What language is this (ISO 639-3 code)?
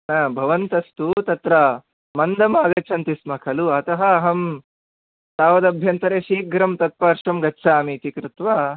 san